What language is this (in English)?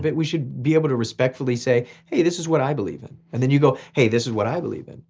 English